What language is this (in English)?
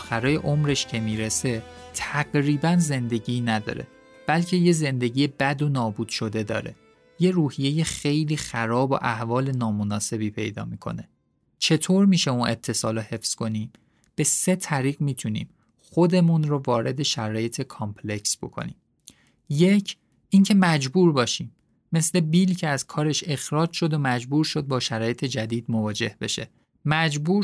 Persian